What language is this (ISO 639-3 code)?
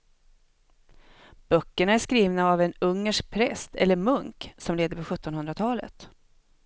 swe